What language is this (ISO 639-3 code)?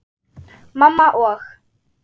isl